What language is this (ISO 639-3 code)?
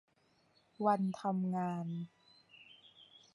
tha